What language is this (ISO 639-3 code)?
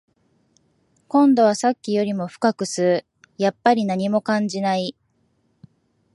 jpn